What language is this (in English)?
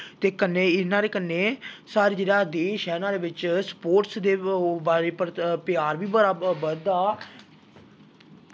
Dogri